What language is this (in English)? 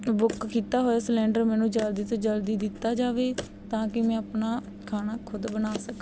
Punjabi